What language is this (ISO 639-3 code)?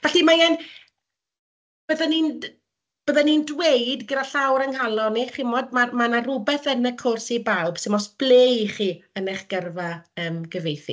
cym